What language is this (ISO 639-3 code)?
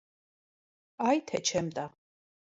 hye